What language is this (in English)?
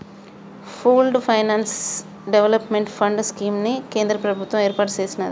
Telugu